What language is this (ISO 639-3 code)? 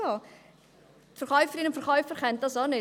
gsw